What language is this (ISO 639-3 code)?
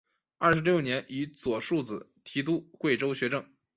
zho